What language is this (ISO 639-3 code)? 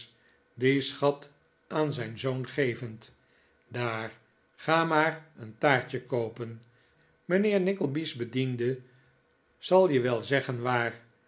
nld